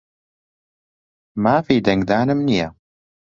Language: Central Kurdish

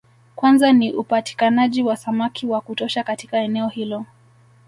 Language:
Swahili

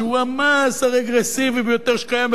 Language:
Hebrew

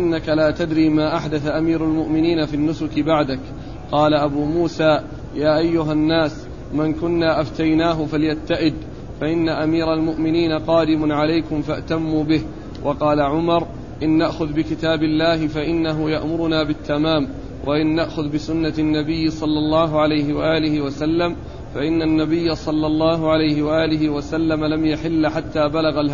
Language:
Arabic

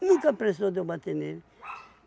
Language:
Portuguese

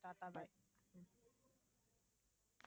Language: Tamil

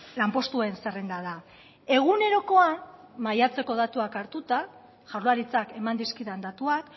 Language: Basque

